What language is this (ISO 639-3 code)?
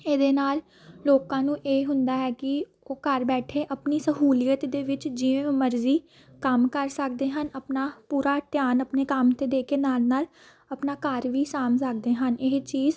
pan